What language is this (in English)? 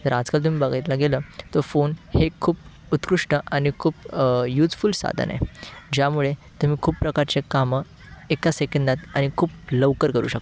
Marathi